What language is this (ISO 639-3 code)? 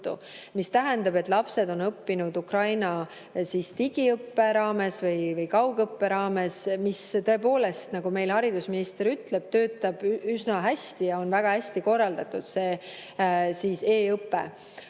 est